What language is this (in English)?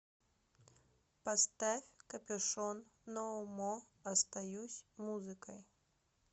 Russian